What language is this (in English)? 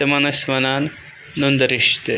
Kashmiri